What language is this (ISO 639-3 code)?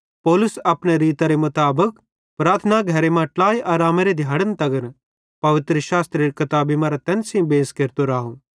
bhd